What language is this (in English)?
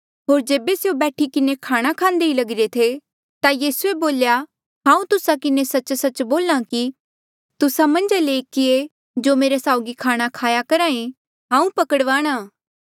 Mandeali